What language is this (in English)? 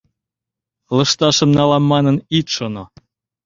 Mari